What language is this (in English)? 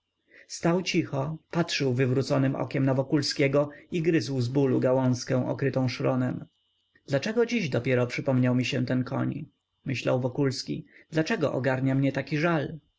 Polish